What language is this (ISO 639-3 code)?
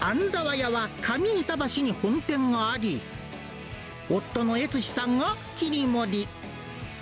jpn